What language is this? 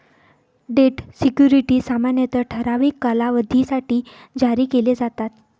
Marathi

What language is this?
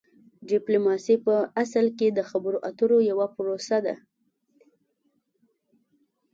Pashto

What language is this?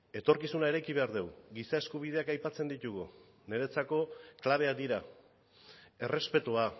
Basque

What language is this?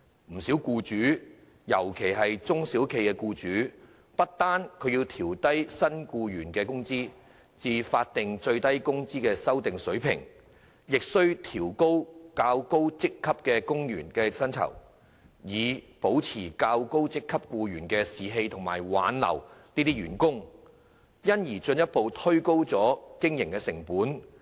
Cantonese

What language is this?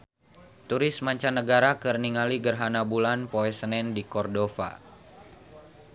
Sundanese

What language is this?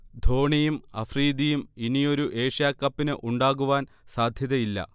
Malayalam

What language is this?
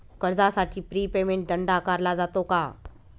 Marathi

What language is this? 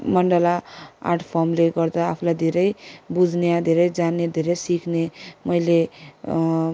Nepali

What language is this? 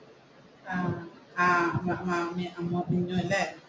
Malayalam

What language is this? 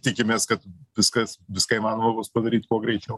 Lithuanian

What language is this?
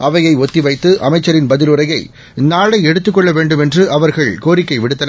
Tamil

